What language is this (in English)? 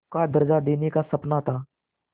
Hindi